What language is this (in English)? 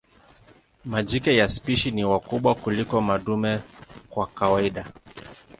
Swahili